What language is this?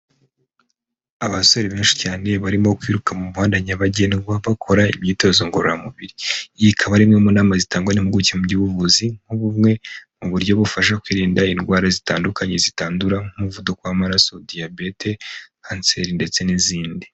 Kinyarwanda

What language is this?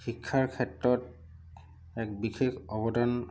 Assamese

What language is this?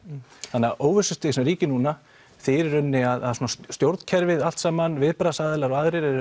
Icelandic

